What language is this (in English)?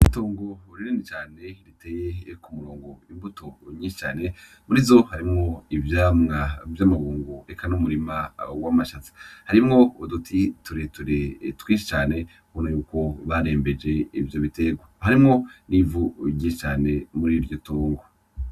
Rundi